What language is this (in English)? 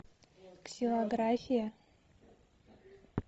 Russian